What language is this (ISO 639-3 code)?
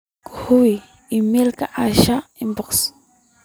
som